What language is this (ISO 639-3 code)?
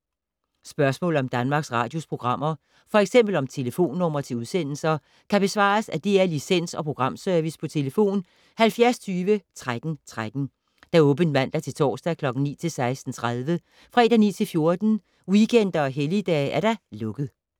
dan